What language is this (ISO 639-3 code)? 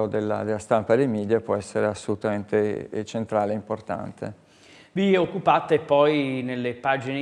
ita